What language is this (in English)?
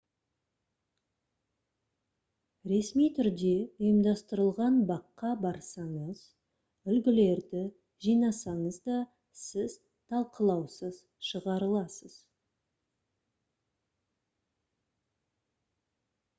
Kazakh